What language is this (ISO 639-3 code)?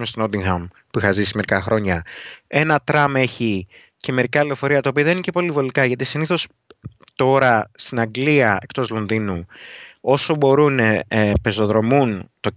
ell